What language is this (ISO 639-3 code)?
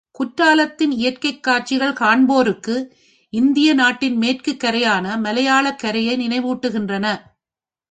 tam